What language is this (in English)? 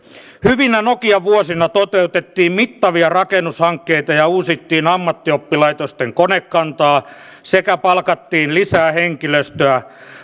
Finnish